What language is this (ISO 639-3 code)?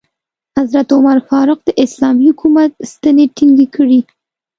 pus